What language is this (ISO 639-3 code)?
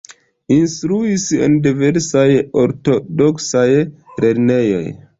epo